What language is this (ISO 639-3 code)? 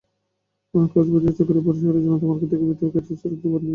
ben